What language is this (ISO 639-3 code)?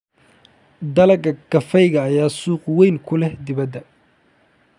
som